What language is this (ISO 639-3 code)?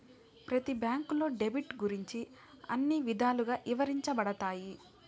tel